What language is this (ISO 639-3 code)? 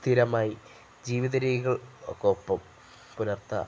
mal